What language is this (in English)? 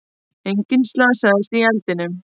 Icelandic